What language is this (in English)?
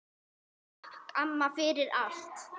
Icelandic